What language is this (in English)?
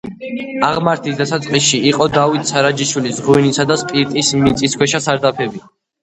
Georgian